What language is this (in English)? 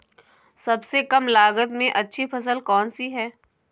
Hindi